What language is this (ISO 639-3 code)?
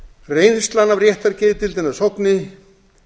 isl